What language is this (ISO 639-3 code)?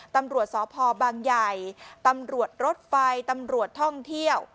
tha